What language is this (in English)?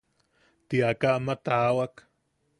Yaqui